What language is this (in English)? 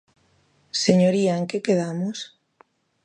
Galician